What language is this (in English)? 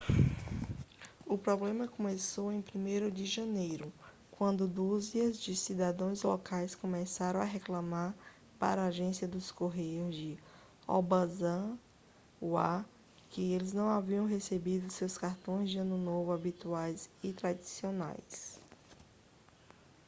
Portuguese